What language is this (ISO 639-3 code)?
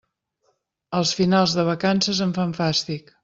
cat